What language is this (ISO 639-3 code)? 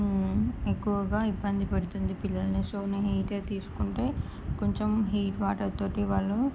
tel